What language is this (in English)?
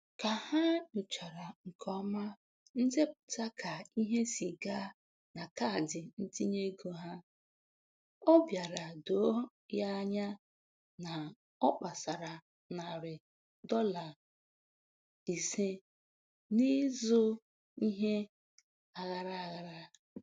Igbo